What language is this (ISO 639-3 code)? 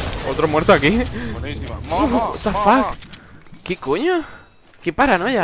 spa